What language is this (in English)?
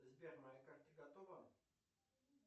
Russian